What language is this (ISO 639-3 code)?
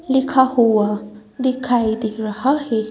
hin